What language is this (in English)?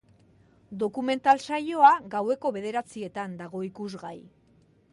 Basque